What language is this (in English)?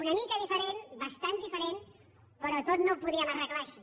Catalan